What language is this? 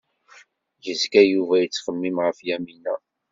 Kabyle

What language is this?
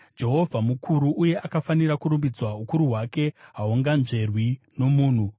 Shona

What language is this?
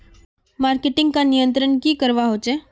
Magahi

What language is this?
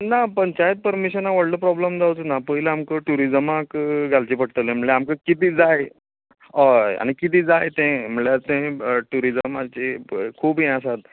Konkani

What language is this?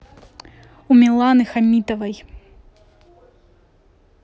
Russian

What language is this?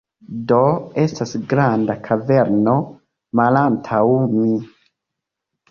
Esperanto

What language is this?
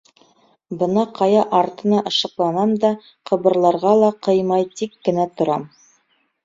Bashkir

